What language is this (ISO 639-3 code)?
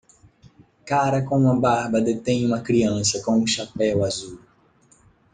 por